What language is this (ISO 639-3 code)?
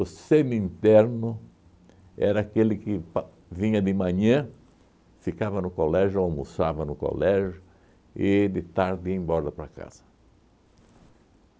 por